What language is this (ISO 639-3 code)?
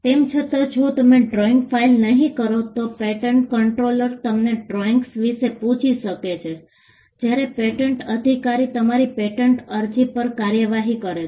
guj